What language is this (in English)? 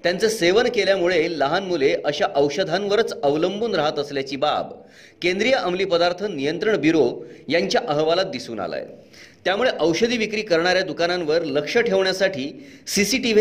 Marathi